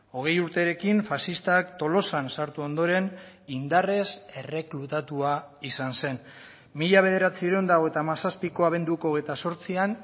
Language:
Basque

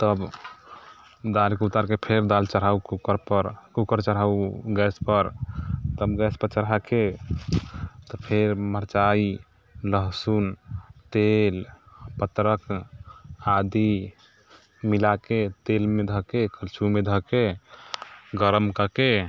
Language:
Maithili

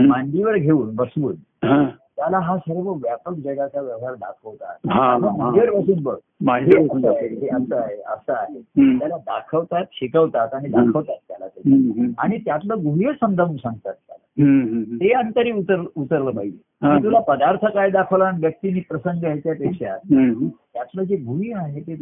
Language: Marathi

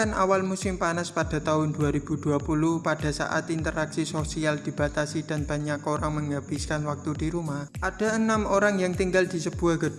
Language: Indonesian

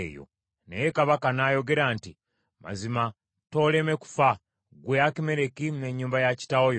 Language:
Ganda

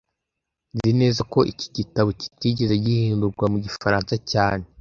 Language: Kinyarwanda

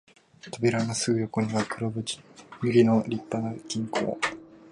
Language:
Japanese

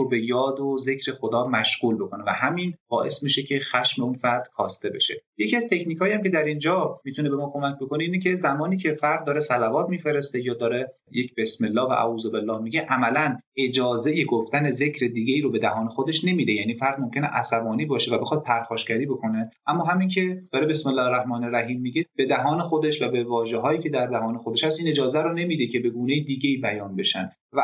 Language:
Persian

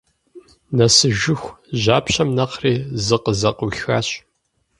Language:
Kabardian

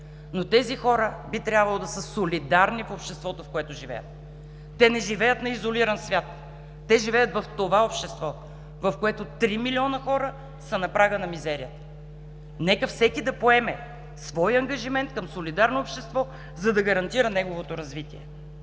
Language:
Bulgarian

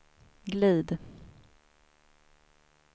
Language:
Swedish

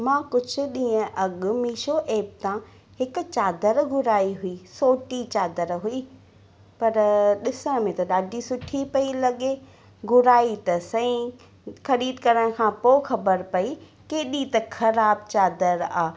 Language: Sindhi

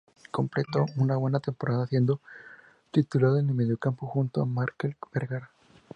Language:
Spanish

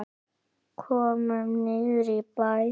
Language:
Icelandic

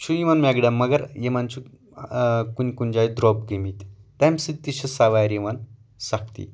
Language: Kashmiri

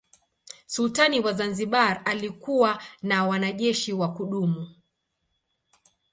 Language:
Swahili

